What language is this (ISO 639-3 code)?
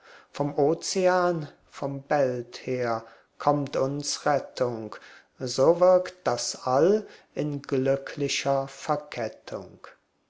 deu